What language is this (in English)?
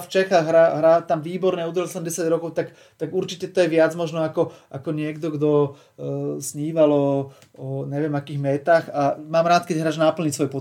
Slovak